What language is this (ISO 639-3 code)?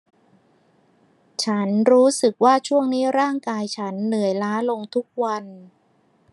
tha